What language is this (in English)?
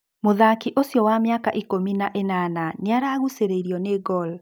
Kikuyu